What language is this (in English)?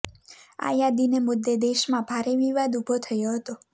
Gujarati